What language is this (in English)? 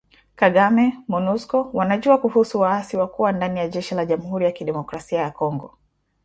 Swahili